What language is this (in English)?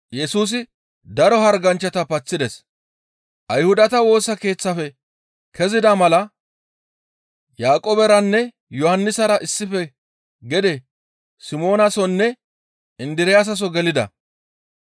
Gamo